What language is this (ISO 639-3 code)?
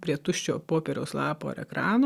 lit